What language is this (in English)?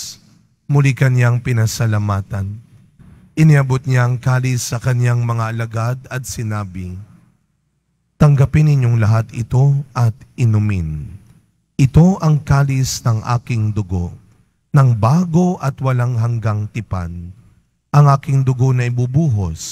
Filipino